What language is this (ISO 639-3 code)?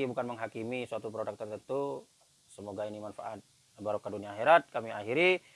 ind